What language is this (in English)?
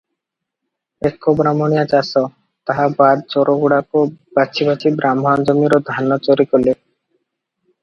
Odia